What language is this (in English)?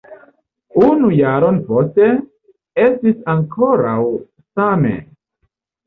Esperanto